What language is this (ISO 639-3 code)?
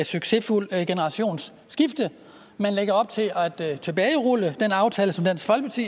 dan